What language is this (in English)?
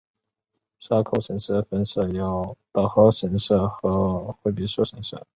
Chinese